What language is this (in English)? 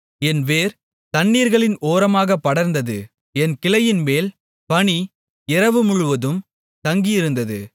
Tamil